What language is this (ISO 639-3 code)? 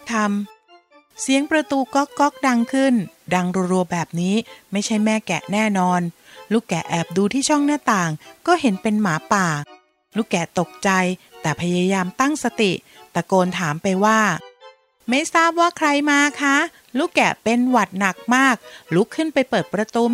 tha